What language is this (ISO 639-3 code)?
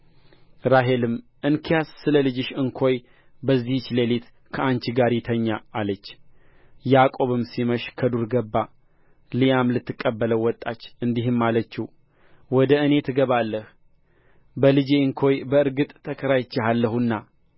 amh